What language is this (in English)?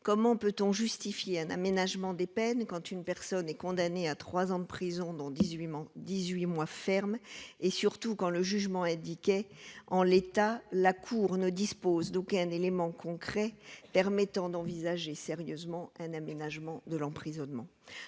French